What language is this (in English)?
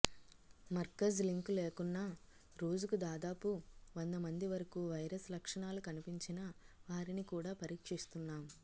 Telugu